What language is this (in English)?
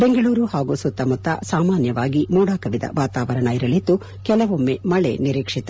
Kannada